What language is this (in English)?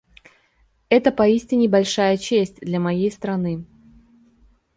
Russian